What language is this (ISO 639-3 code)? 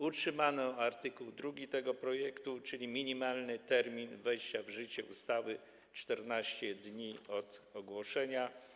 pol